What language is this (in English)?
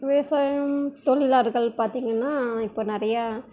Tamil